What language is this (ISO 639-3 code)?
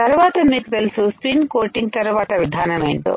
tel